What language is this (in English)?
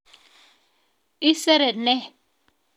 Kalenjin